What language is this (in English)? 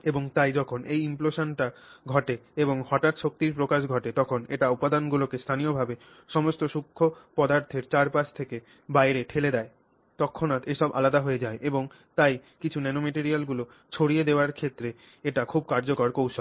Bangla